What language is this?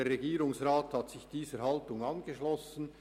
Swiss German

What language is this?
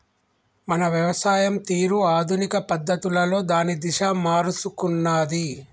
Telugu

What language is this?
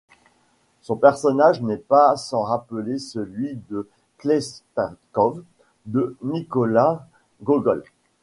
French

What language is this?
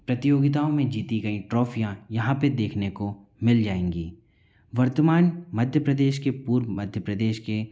Hindi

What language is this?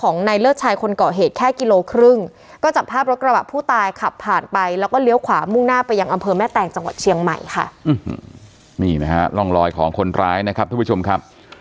Thai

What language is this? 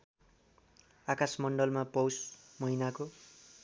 Nepali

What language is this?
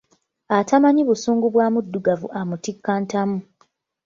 Ganda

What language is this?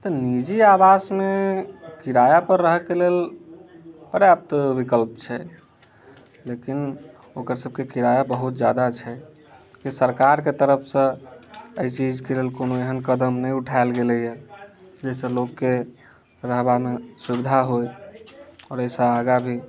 Maithili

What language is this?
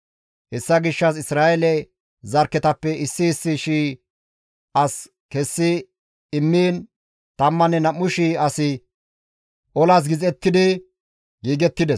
Gamo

